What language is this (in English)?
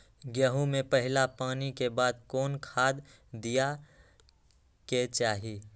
Magahi